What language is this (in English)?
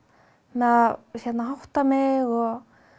Icelandic